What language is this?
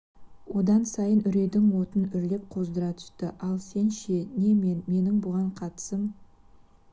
Kazakh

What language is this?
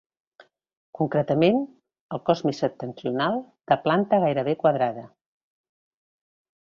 Catalan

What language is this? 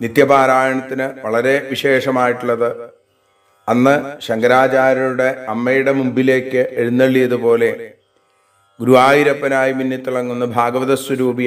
Hindi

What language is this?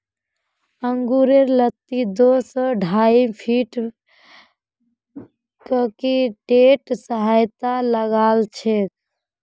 Magahi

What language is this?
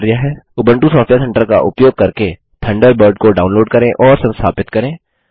Hindi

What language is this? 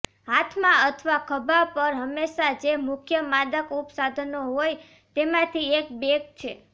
Gujarati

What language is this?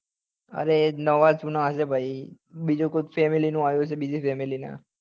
Gujarati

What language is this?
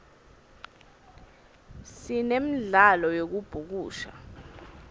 Swati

